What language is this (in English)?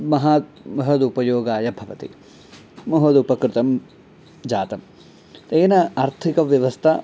Sanskrit